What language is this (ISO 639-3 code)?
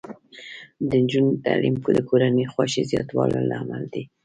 pus